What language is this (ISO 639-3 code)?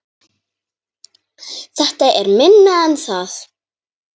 isl